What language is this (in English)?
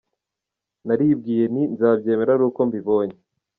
Kinyarwanda